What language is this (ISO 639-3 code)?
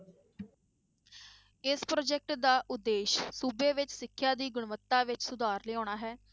pan